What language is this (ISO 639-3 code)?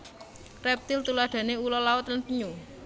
jav